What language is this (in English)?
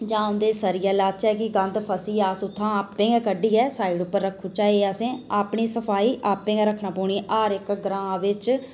Dogri